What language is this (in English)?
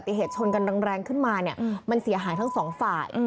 Thai